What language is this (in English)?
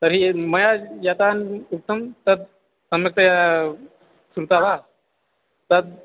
Sanskrit